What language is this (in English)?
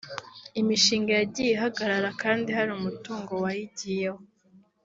Kinyarwanda